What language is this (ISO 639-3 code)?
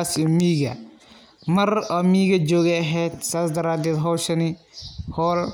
som